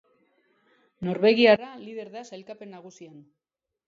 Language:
Basque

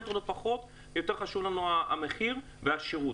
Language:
Hebrew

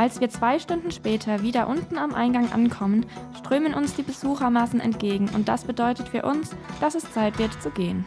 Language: German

